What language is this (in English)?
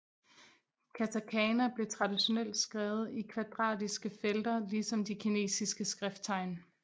Danish